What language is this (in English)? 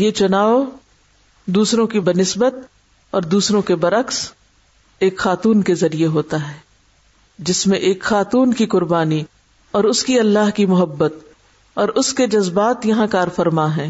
Urdu